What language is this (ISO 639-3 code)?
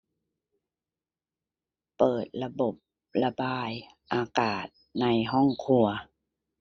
tha